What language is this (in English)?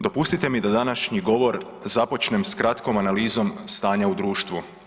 Croatian